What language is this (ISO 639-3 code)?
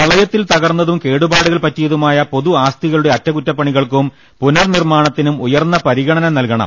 mal